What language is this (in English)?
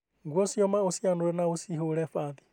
Kikuyu